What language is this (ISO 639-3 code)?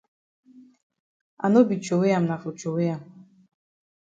wes